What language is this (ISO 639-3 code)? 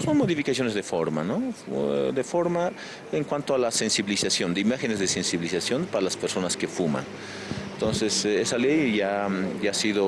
spa